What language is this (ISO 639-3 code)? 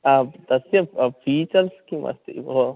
san